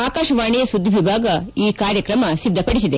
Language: Kannada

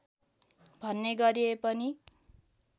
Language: Nepali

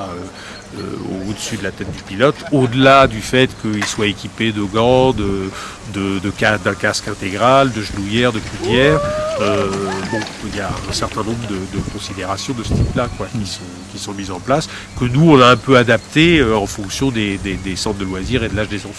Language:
French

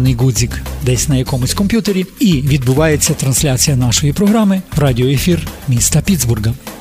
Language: Ukrainian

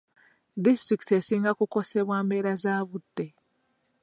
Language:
Ganda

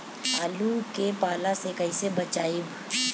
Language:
Bhojpuri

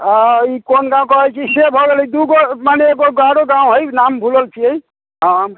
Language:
Maithili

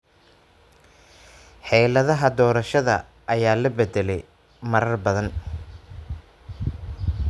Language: Somali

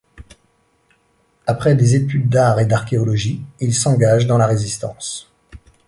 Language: French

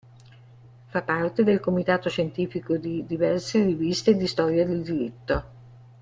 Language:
Italian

